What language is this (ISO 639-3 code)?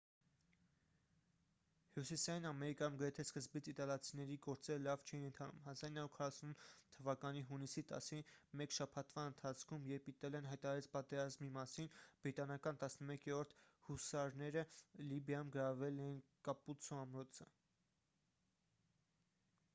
hye